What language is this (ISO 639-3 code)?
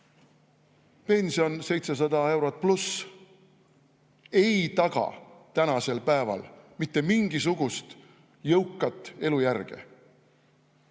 est